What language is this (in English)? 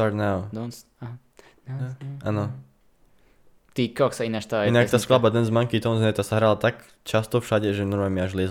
Slovak